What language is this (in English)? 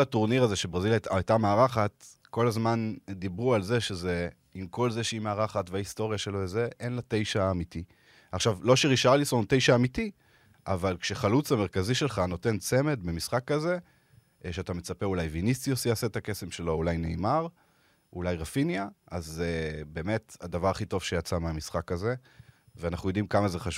Hebrew